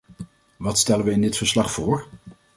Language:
Dutch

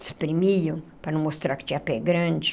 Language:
Portuguese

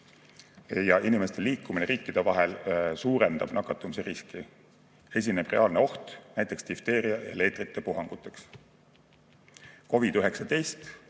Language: Estonian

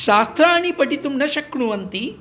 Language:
Sanskrit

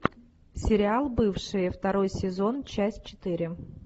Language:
Russian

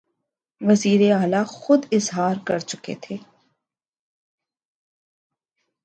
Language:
Urdu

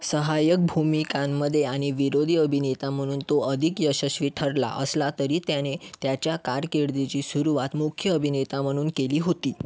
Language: Marathi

